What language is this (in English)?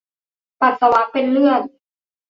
Thai